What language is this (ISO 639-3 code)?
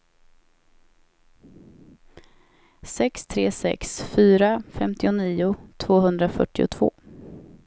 swe